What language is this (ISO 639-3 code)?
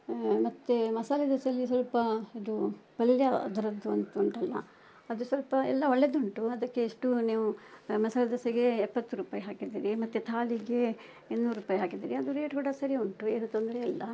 kan